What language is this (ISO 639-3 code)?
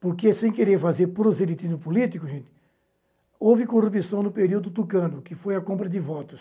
por